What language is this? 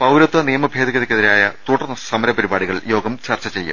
Malayalam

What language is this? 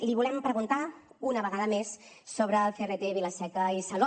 Catalan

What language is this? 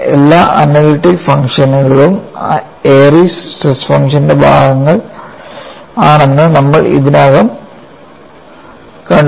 Malayalam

